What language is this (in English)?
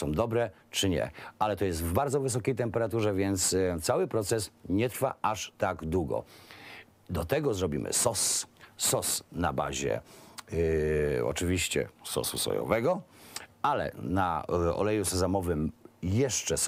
Polish